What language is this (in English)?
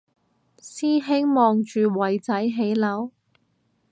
Cantonese